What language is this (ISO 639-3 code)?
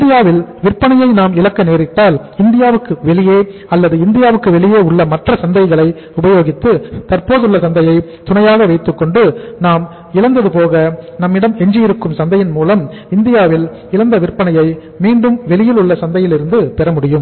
tam